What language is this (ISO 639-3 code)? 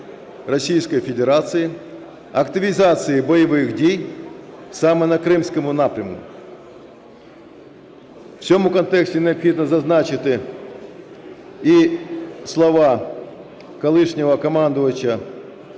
ukr